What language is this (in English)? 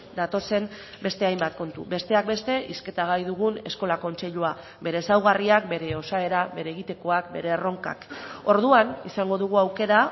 Basque